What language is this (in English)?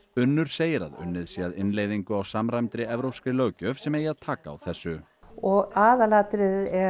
Icelandic